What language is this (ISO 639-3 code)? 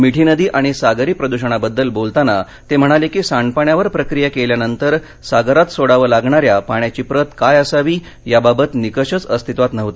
mar